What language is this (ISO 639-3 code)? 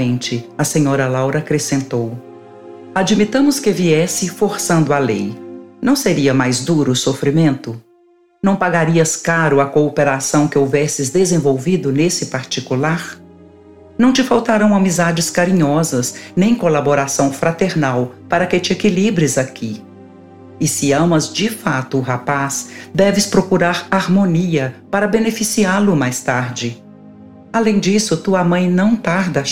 por